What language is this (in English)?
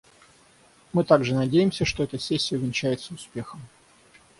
Russian